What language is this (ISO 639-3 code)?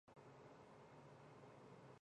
zho